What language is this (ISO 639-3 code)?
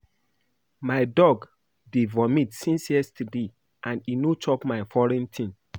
pcm